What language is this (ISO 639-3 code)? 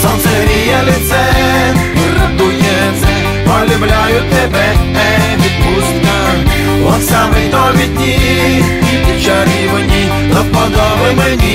vie